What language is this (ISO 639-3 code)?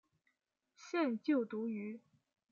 zho